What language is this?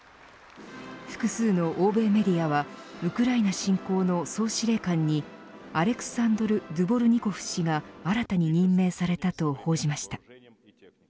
Japanese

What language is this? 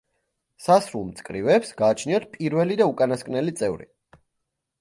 Georgian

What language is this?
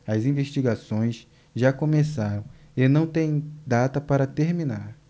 Portuguese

